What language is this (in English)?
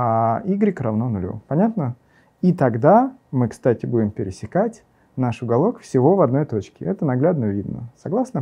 Russian